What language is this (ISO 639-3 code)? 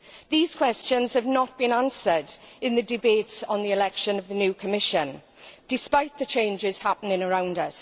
eng